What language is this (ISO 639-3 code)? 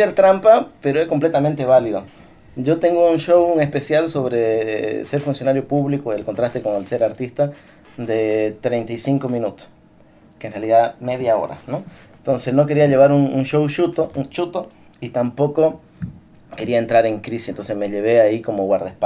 spa